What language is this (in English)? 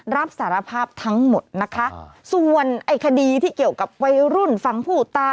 Thai